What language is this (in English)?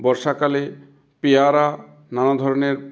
Bangla